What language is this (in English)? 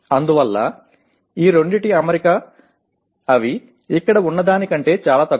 Telugu